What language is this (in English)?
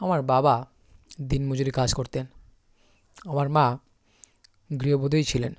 Bangla